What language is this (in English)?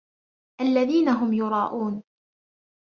Arabic